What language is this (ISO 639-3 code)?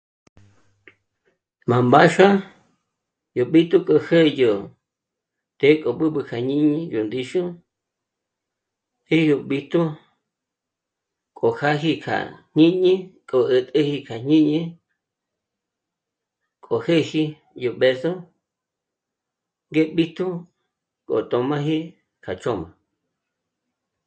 mmc